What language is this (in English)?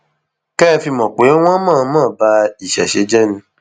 Yoruba